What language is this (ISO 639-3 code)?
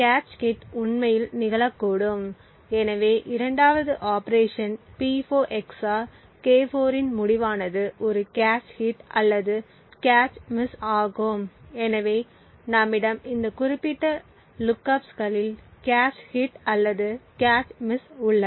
tam